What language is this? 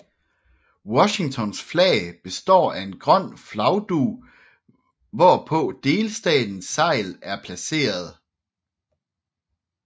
Danish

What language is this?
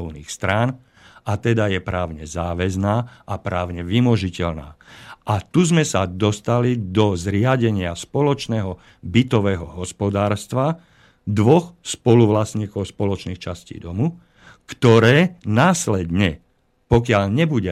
Slovak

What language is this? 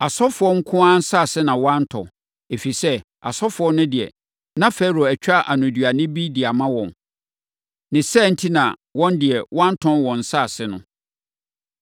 Akan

